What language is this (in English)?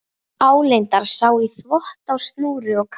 Icelandic